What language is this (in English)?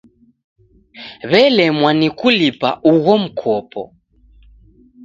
Taita